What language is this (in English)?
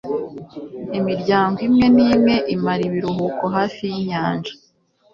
Kinyarwanda